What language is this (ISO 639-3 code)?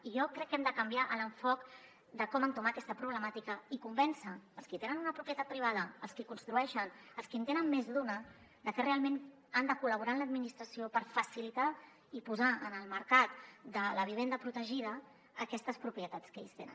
cat